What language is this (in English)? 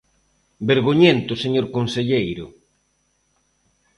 Galician